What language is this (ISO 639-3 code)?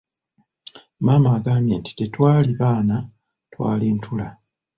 lug